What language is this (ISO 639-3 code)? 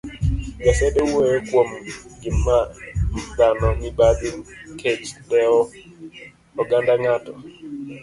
luo